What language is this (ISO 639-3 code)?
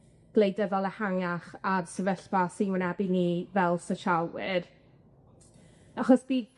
cym